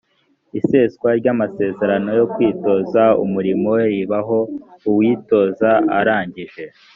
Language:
Kinyarwanda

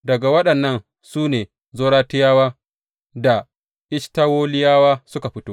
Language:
Hausa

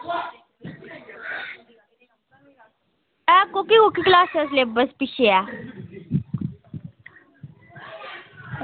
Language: Dogri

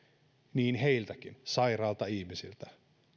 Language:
Finnish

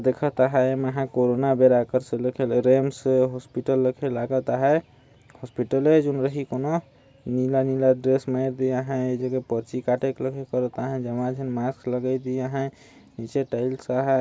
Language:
Sadri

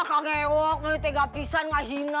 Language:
Indonesian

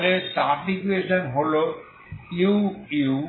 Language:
Bangla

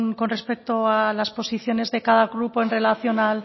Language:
Spanish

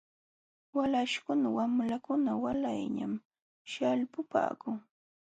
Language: Jauja Wanca Quechua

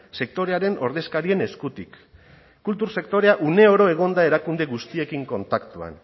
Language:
Basque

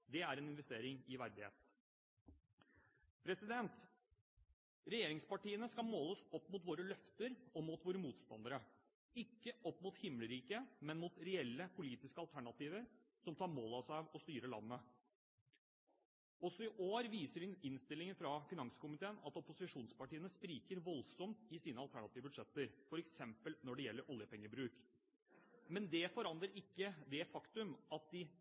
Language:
Norwegian Bokmål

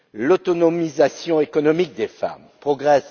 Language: French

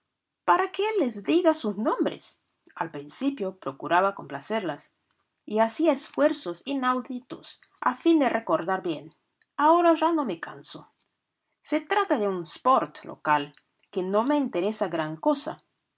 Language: Spanish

